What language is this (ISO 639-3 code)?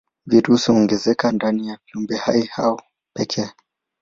swa